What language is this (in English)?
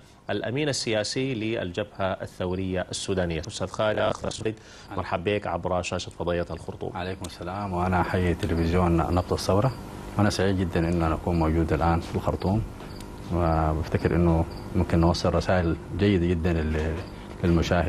Arabic